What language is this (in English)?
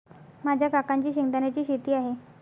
Marathi